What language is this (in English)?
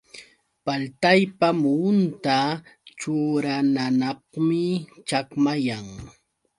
Yauyos Quechua